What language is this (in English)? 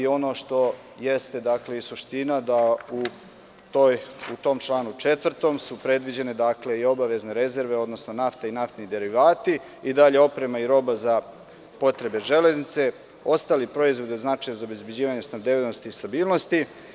Serbian